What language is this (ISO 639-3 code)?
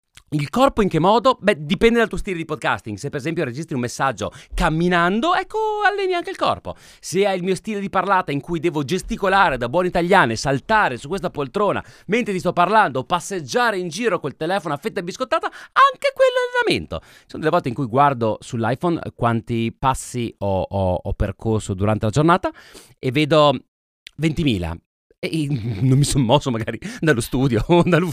ita